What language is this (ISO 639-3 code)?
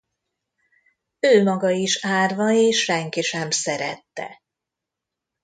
hun